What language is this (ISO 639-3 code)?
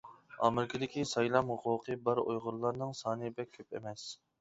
uig